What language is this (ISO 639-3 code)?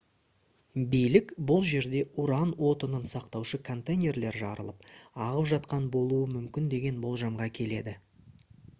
kaz